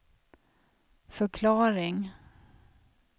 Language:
Swedish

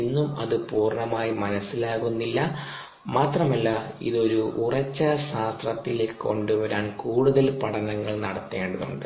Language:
Malayalam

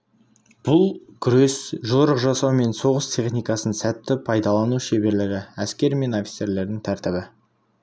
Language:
Kazakh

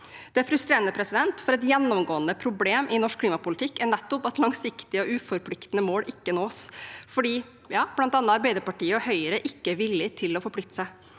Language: Norwegian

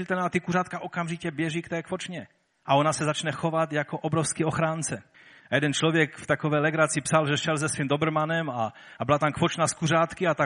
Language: Czech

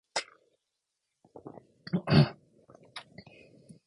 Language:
Japanese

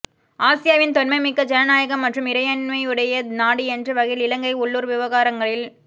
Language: Tamil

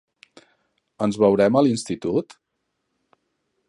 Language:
Catalan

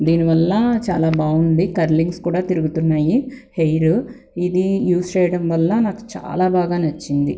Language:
Telugu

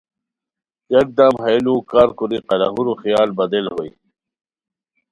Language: Khowar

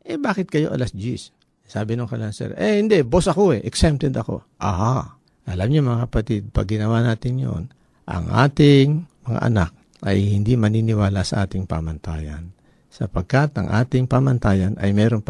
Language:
Filipino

